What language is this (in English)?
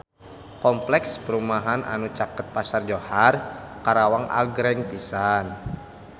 Sundanese